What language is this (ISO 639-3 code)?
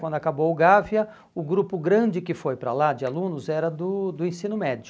por